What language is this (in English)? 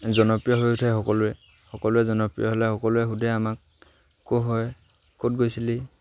Assamese